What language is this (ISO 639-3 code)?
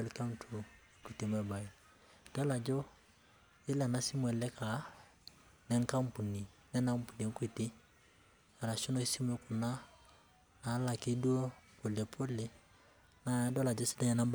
mas